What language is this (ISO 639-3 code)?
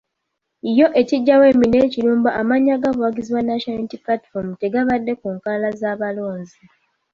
lug